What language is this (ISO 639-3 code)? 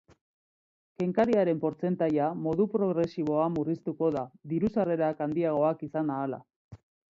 eus